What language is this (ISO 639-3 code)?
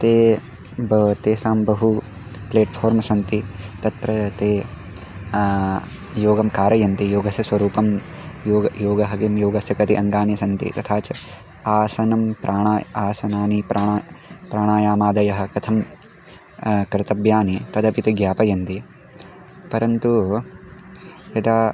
san